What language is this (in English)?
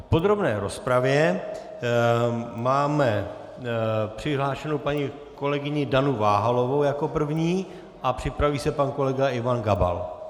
Czech